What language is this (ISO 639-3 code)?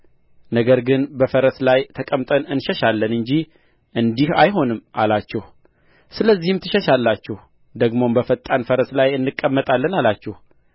amh